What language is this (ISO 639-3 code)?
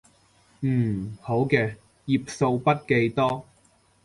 yue